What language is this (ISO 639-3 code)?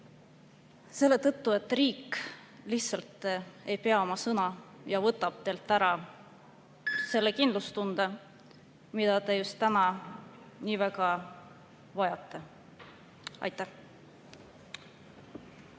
est